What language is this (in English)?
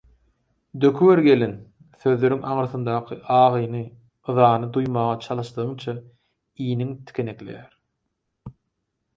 Turkmen